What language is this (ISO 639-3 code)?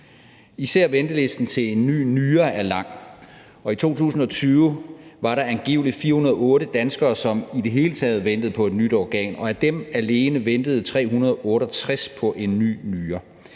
dan